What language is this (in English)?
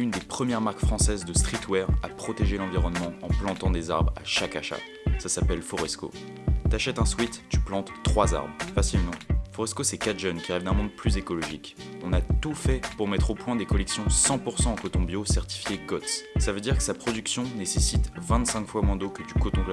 French